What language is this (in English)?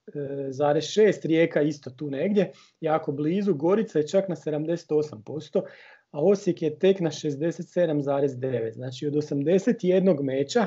Croatian